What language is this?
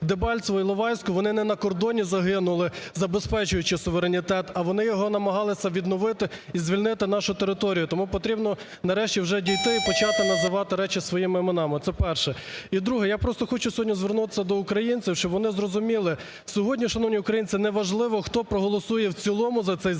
Ukrainian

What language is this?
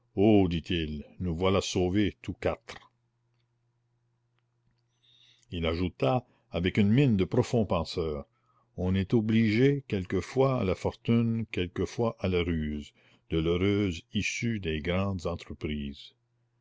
French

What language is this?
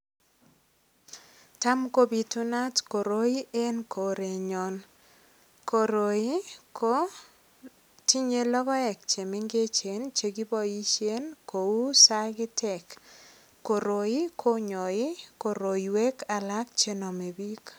Kalenjin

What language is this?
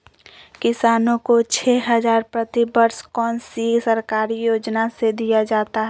Magahi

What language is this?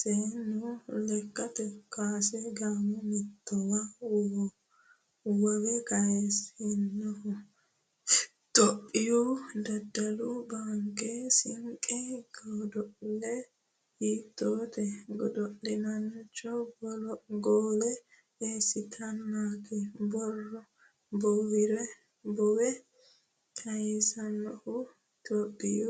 Sidamo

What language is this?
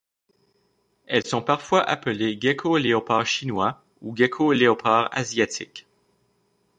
French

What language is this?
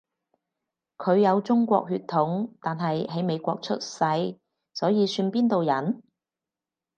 Cantonese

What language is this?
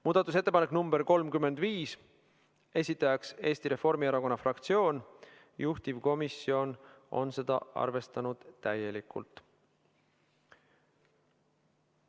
Estonian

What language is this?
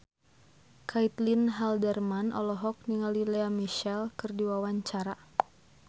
Sundanese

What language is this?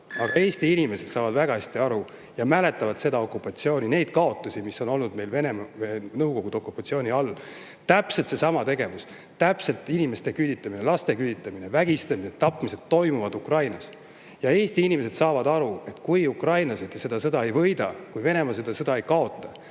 Estonian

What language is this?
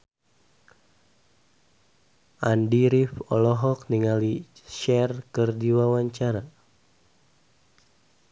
Sundanese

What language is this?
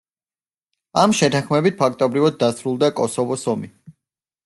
Georgian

